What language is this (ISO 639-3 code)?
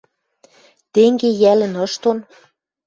mrj